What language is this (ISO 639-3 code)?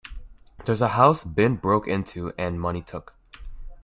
eng